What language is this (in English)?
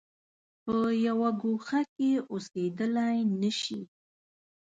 Pashto